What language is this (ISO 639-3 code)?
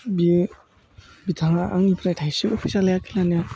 brx